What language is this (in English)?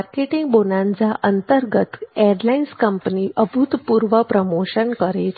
Gujarati